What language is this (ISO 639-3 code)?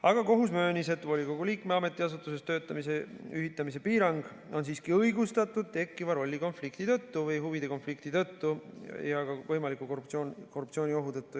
est